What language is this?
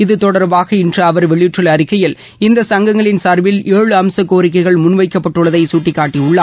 Tamil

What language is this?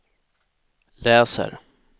Swedish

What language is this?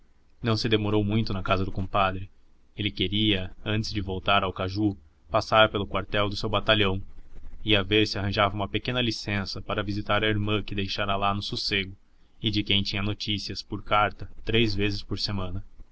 Portuguese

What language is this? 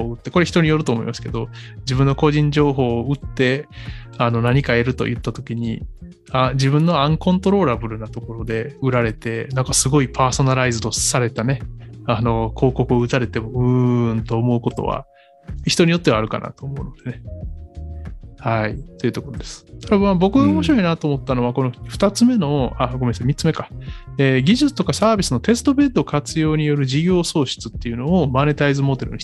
Japanese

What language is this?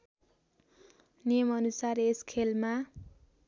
Nepali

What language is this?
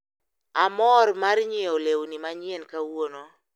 Luo (Kenya and Tanzania)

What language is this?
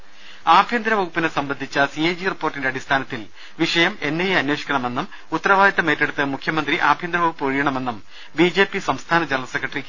Malayalam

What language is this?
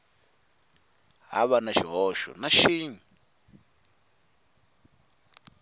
Tsonga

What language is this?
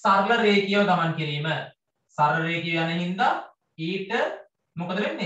Hindi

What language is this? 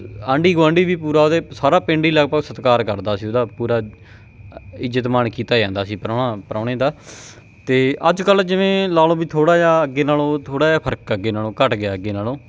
Punjabi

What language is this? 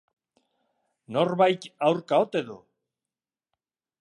Basque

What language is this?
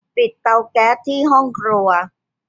Thai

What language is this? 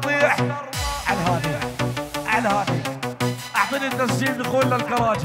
Arabic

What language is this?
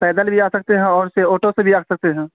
Urdu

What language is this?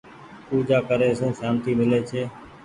Goaria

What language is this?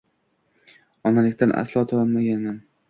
Uzbek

